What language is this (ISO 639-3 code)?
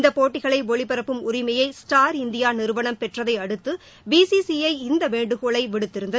tam